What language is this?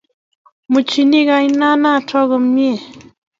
Kalenjin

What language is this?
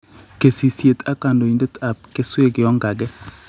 Kalenjin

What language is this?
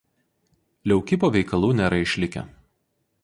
Lithuanian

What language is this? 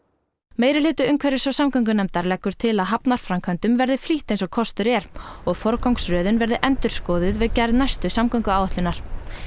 Icelandic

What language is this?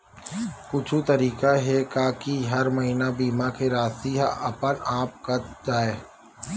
Chhattisgarhi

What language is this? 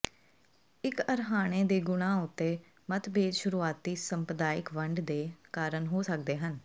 Punjabi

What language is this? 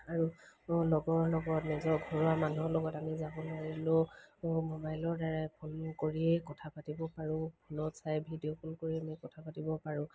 Assamese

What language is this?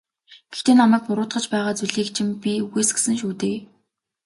Mongolian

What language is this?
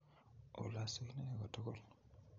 Kalenjin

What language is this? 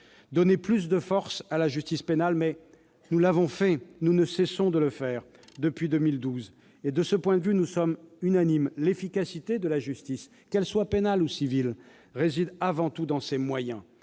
French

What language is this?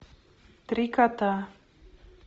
Russian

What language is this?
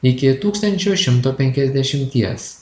Lithuanian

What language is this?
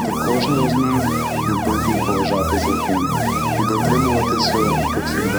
Ukrainian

